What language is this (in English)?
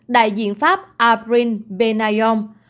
Vietnamese